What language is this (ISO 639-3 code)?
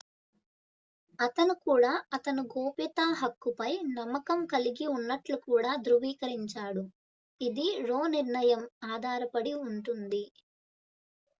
tel